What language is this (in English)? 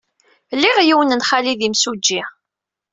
Kabyle